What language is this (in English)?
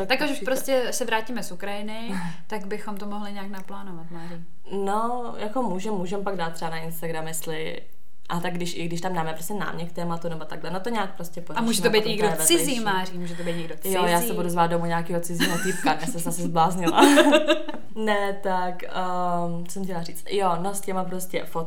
Czech